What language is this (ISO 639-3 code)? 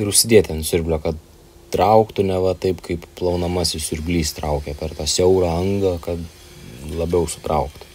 lit